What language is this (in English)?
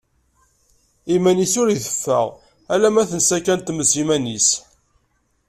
Kabyle